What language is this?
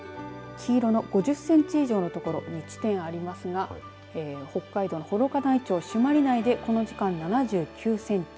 Japanese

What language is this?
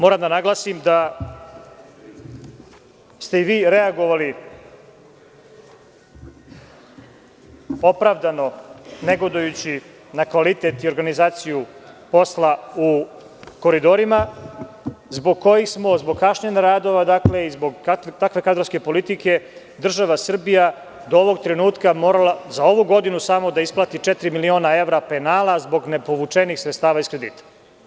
Serbian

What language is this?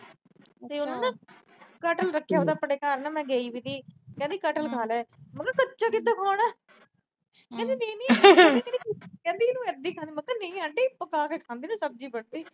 Punjabi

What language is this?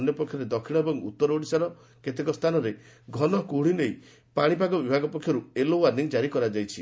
Odia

